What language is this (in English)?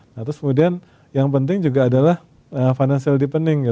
Indonesian